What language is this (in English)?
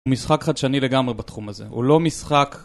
Hebrew